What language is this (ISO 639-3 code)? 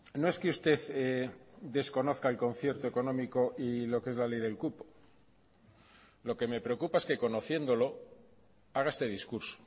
spa